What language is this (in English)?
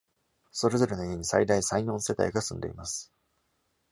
Japanese